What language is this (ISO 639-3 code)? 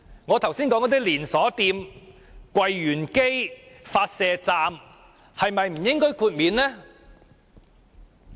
yue